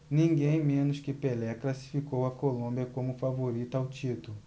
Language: Portuguese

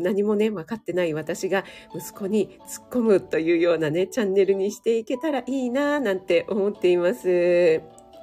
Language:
Japanese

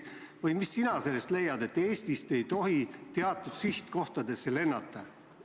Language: Estonian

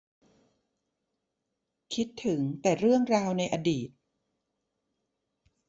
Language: Thai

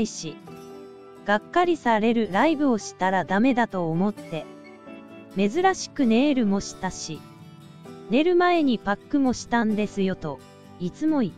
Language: Japanese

